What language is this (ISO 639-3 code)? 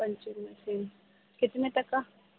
urd